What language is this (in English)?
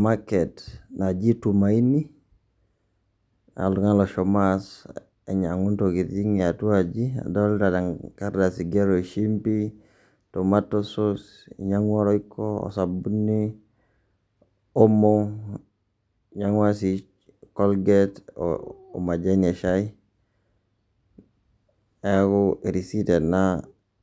Masai